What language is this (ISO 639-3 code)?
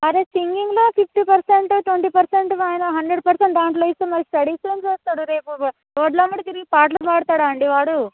tel